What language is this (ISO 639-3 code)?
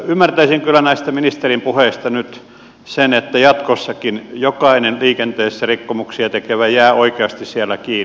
fin